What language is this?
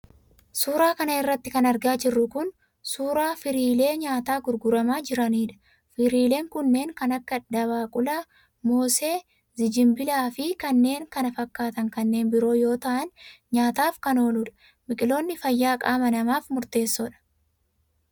Oromo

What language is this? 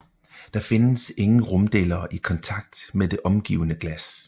Danish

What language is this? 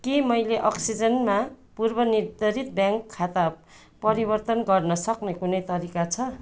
Nepali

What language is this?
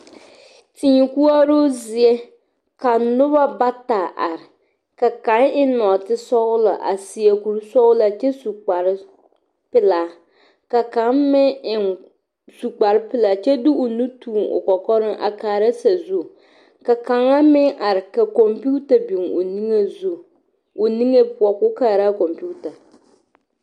Southern Dagaare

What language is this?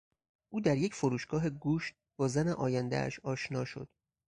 Persian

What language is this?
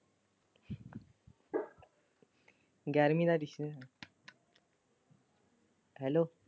Punjabi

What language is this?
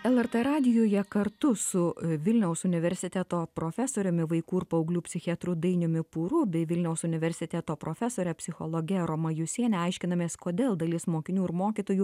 Lithuanian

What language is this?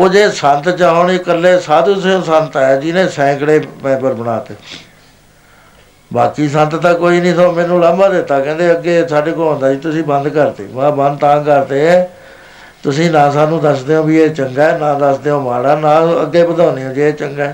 Punjabi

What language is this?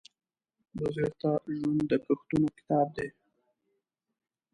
Pashto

